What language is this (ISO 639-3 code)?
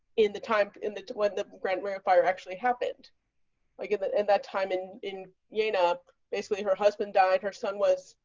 eng